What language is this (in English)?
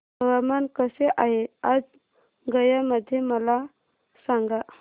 Marathi